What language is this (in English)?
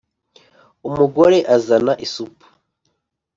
Kinyarwanda